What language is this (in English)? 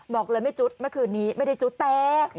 Thai